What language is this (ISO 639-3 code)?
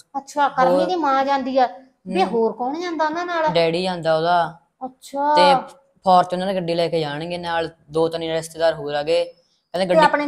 hin